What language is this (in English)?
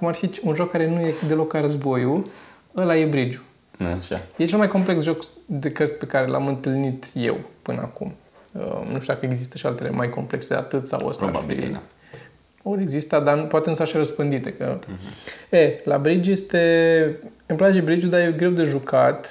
Romanian